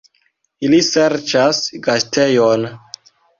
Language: Esperanto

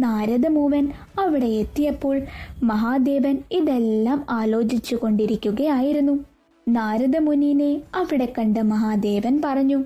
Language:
Malayalam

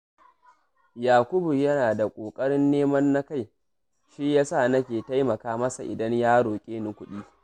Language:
Hausa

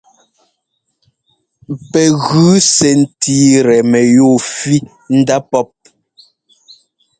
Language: Ngomba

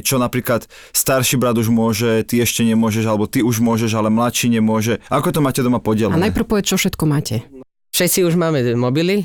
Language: Slovak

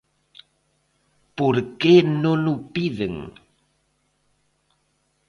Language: Galician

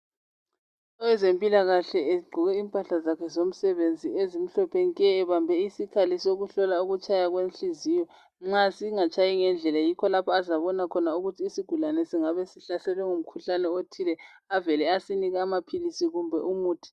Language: North Ndebele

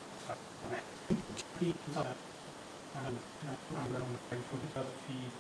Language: English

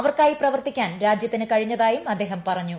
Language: Malayalam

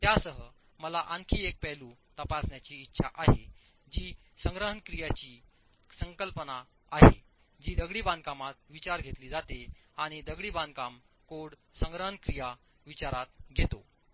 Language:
Marathi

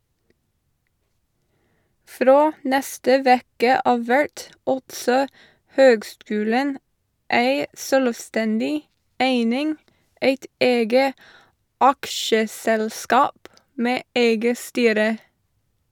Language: Norwegian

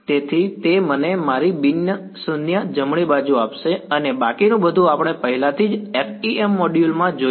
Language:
Gujarati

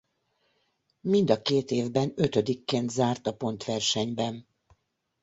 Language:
Hungarian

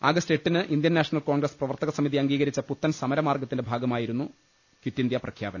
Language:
Malayalam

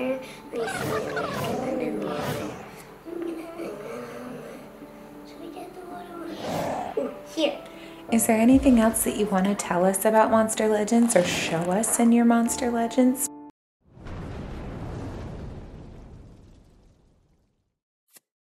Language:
English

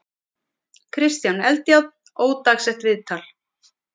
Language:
Icelandic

